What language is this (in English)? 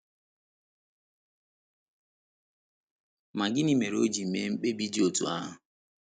Igbo